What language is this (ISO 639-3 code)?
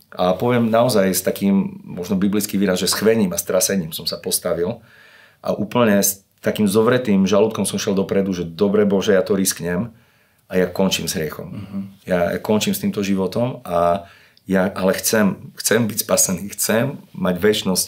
slk